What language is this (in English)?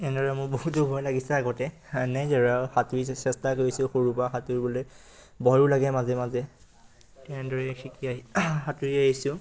Assamese